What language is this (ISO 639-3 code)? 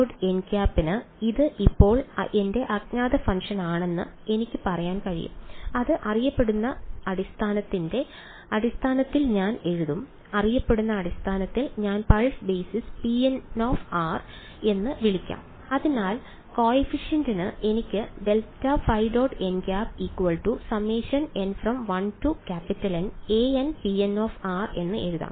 mal